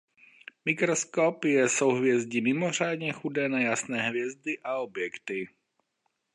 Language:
Czech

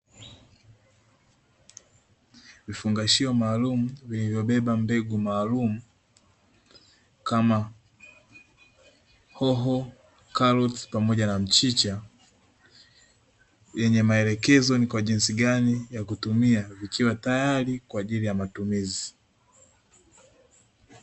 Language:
Swahili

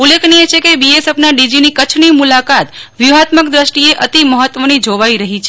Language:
Gujarati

